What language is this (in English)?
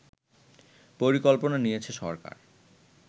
Bangla